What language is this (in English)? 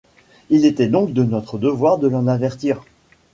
French